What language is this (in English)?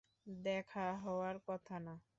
Bangla